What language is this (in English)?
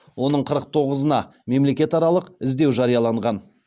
Kazakh